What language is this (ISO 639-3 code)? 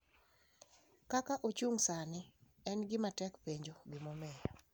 luo